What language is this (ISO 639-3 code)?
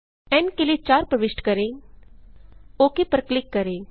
hin